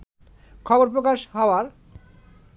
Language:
Bangla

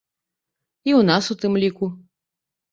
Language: Belarusian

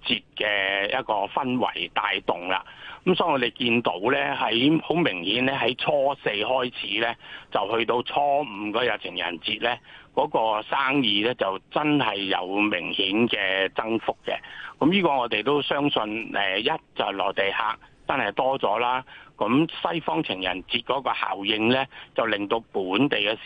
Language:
Chinese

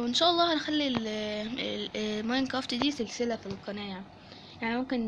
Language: Arabic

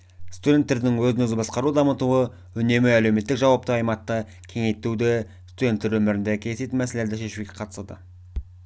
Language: Kazakh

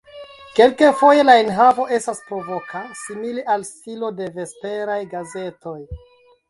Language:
Esperanto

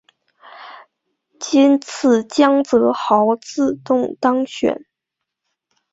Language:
Chinese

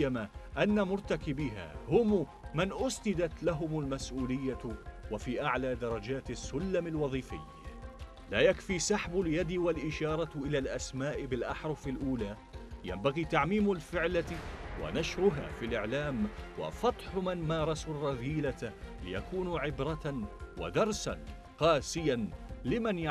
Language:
Arabic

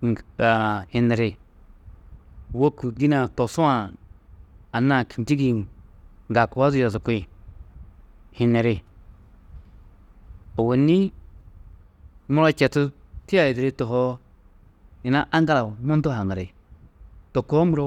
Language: Tedaga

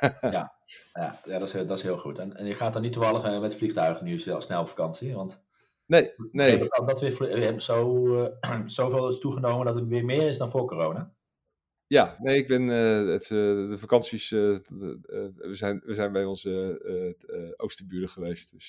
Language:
Dutch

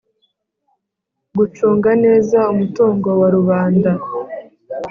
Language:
Kinyarwanda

